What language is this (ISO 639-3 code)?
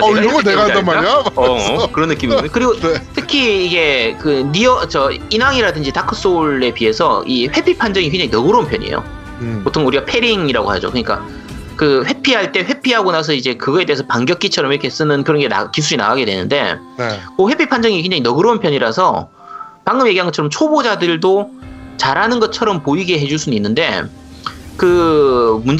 kor